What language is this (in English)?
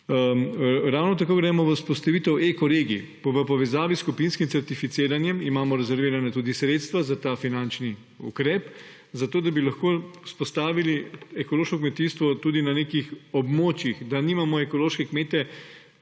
Slovenian